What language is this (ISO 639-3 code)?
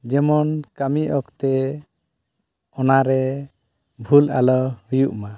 sat